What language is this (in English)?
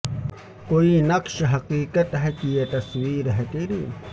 Urdu